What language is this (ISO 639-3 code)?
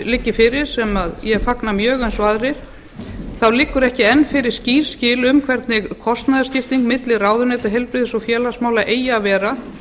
isl